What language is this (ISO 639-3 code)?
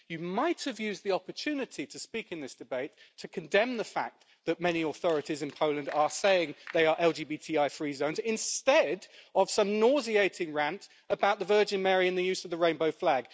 eng